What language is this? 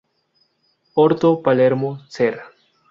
Spanish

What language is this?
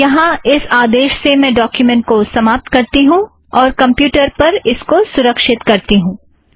Hindi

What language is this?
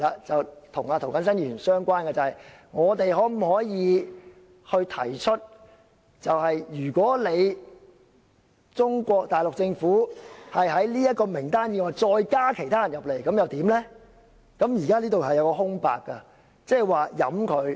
Cantonese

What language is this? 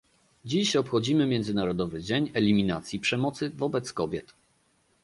Polish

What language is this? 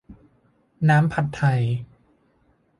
Thai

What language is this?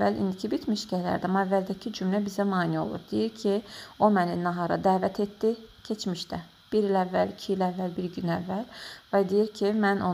Turkish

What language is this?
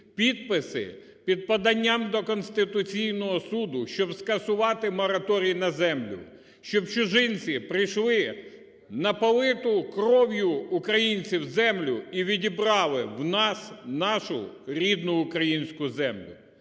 Ukrainian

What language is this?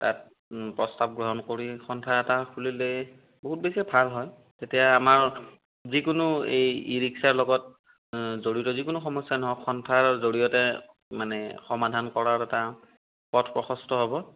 Assamese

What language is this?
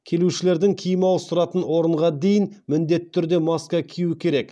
Kazakh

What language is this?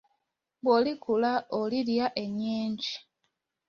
Ganda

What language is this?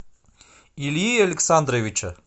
Russian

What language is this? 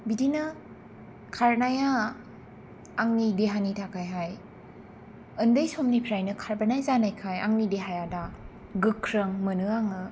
Bodo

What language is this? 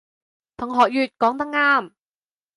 Cantonese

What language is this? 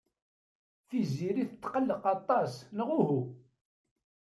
Kabyle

